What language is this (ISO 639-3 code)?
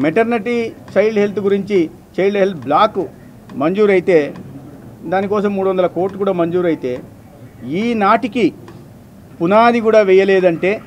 tel